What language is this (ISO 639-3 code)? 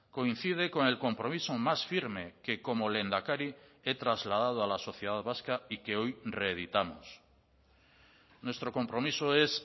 spa